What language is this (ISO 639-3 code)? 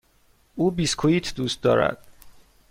fas